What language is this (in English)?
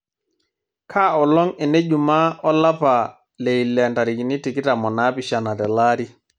Masai